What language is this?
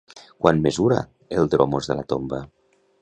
Catalan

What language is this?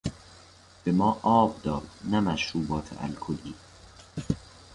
Persian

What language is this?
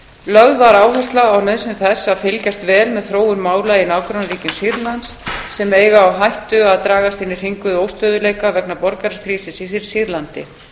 Icelandic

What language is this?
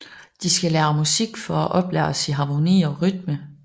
Danish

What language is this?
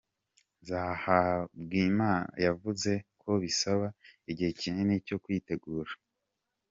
Kinyarwanda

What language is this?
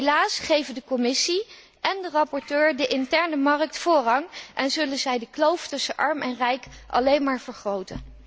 Dutch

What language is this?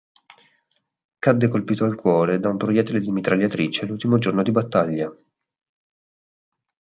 Italian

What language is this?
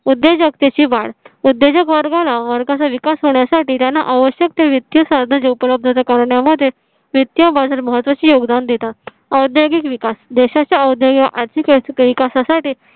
Marathi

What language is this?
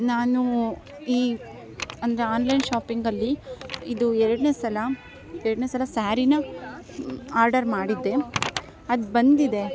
Kannada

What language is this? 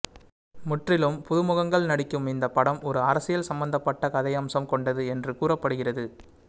Tamil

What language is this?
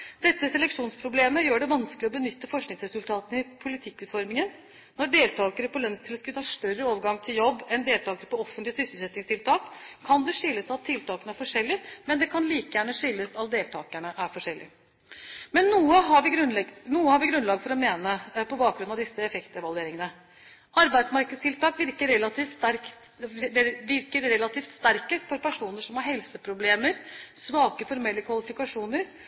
Norwegian Bokmål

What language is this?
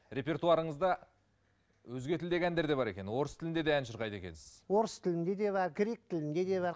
Kazakh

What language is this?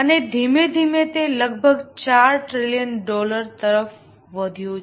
Gujarati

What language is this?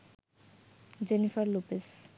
Bangla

